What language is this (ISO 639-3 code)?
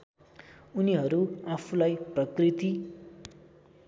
nep